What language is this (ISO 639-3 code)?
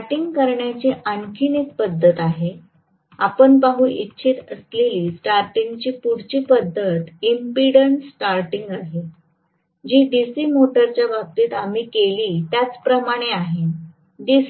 mar